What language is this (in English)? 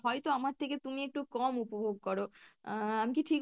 Bangla